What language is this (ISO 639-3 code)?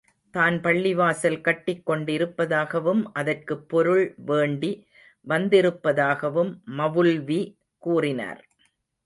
tam